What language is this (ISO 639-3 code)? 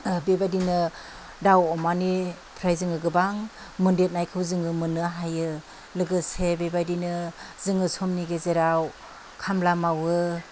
brx